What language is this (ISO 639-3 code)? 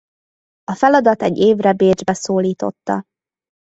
hun